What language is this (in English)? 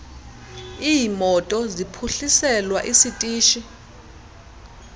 Xhosa